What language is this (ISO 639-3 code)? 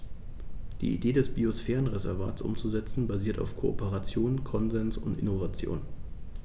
deu